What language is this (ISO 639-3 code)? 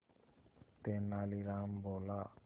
hin